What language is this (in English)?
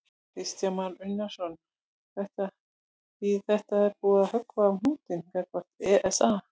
Icelandic